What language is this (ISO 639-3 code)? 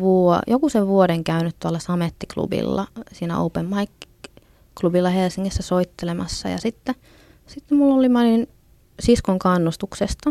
fin